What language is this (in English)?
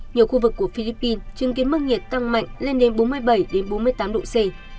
Vietnamese